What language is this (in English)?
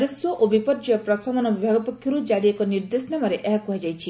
Odia